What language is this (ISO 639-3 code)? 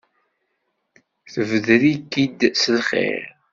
kab